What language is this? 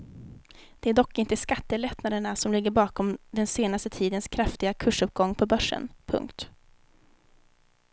Swedish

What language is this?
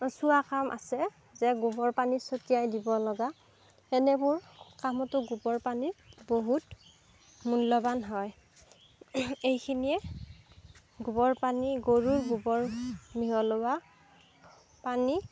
Assamese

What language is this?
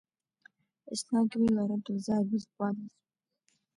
Abkhazian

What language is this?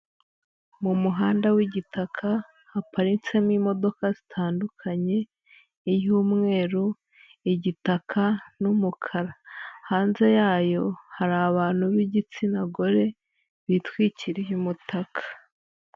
Kinyarwanda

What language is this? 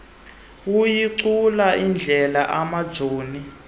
Xhosa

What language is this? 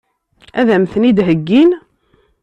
Kabyle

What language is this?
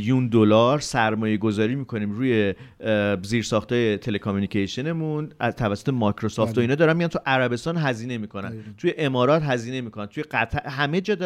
Persian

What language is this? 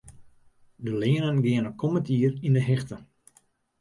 Western Frisian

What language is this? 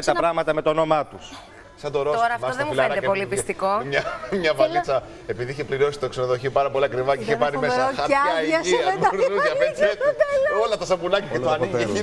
Greek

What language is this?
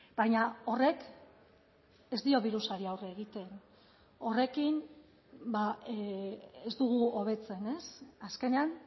Basque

